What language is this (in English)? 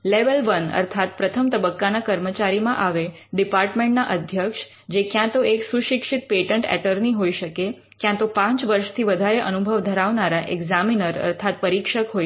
Gujarati